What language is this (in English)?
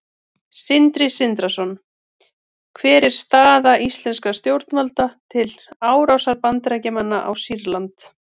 Icelandic